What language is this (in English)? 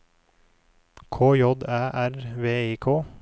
Norwegian